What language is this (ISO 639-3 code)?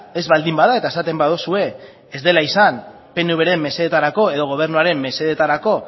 eus